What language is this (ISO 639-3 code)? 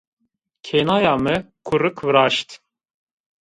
zza